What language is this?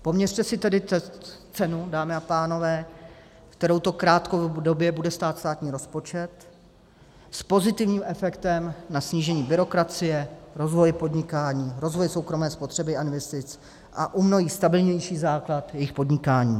Czech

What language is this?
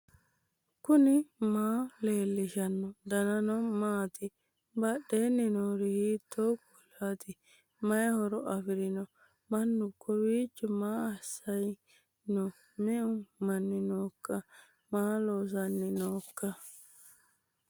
Sidamo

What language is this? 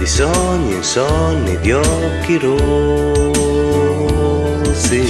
Italian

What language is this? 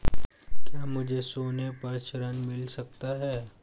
Hindi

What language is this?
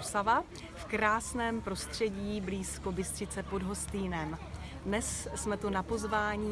Czech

